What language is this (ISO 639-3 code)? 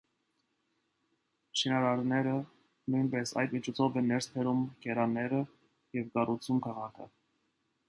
hye